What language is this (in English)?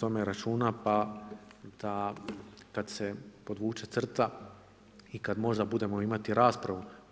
Croatian